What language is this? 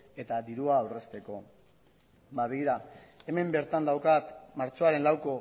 Basque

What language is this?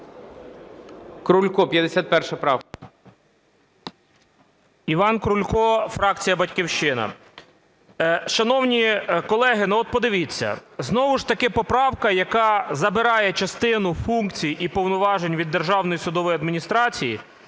Ukrainian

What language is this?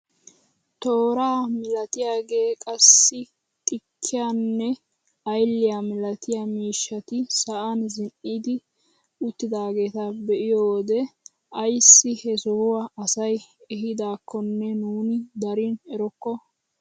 Wolaytta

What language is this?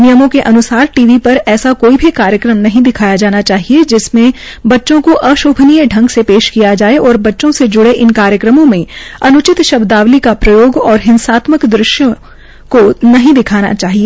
Hindi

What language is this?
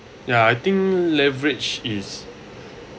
English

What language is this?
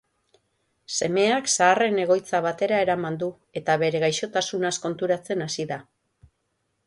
Basque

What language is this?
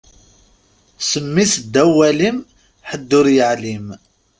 Kabyle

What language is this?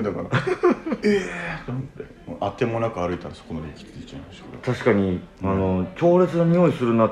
Japanese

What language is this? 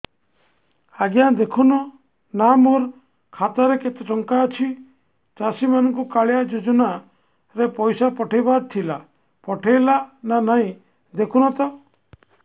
Odia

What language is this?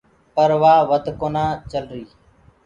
Gurgula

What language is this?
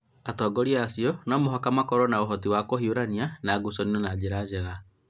Kikuyu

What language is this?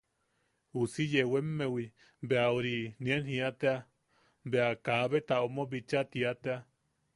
Yaqui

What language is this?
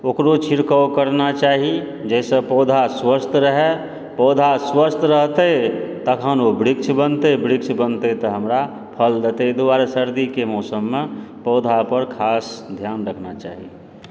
Maithili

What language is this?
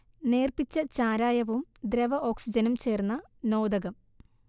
Malayalam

